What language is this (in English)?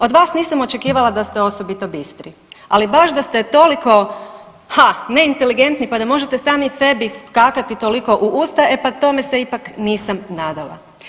Croatian